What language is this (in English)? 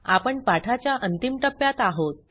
Marathi